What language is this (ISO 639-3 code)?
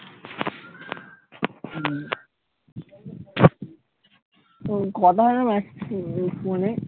ben